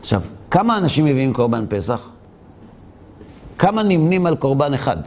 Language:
Hebrew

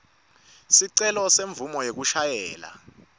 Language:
Swati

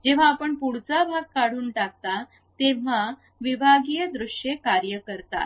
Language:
Marathi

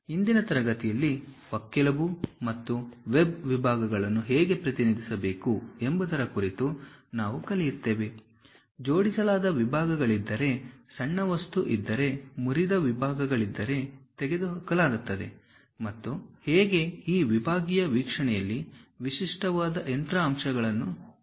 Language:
Kannada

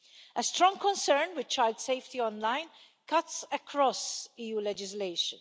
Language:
English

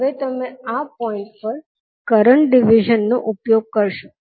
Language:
Gujarati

